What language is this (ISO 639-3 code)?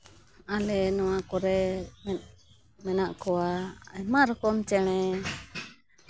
sat